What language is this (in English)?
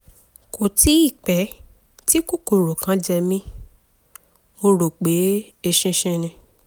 Yoruba